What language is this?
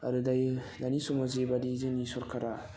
Bodo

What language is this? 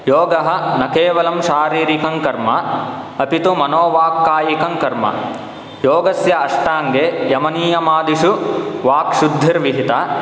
Sanskrit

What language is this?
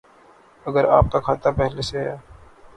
Urdu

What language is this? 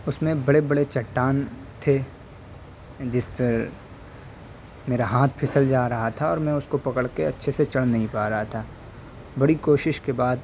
Urdu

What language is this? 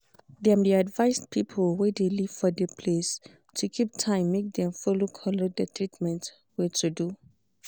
Nigerian Pidgin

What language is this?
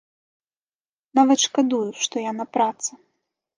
Belarusian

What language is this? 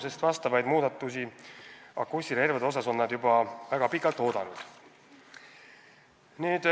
Estonian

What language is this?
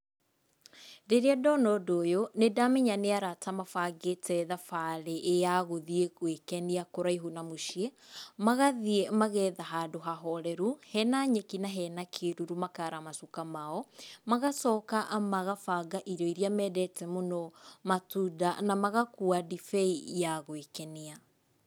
Kikuyu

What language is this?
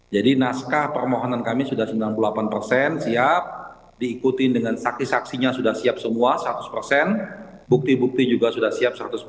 Indonesian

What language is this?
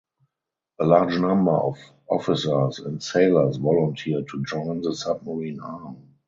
English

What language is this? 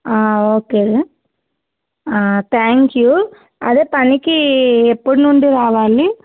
Telugu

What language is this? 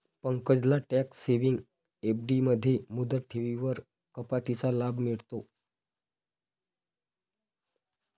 Marathi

